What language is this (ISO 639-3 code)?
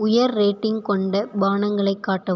tam